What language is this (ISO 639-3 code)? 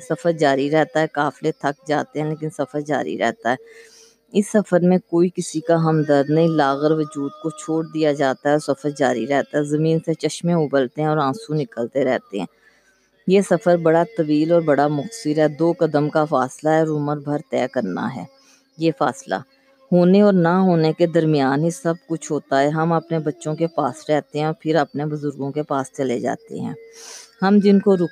urd